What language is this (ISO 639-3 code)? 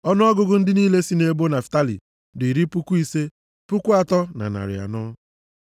ibo